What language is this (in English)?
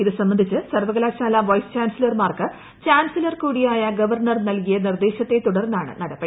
Malayalam